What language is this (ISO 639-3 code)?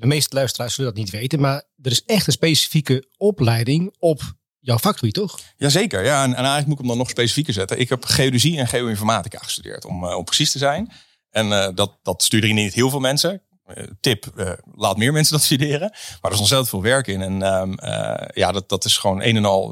nld